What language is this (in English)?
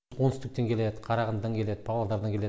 Kazakh